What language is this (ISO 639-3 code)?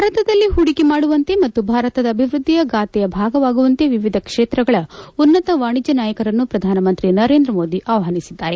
kan